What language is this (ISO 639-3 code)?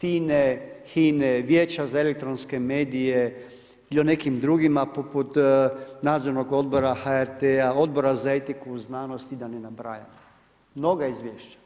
hrv